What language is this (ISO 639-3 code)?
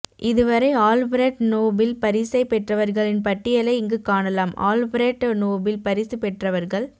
tam